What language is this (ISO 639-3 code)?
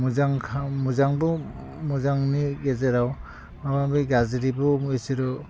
brx